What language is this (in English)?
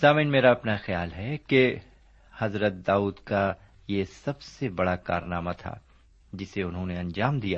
Urdu